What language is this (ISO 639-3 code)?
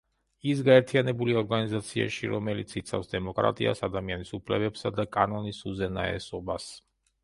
kat